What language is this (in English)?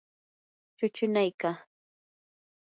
Yanahuanca Pasco Quechua